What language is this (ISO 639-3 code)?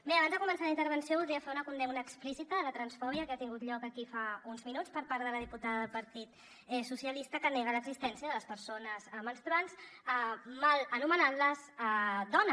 cat